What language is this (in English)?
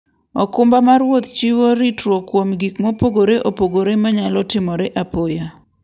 Luo (Kenya and Tanzania)